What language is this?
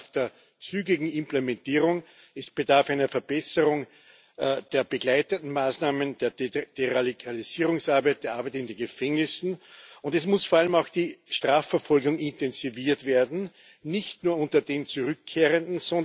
German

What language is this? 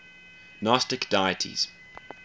English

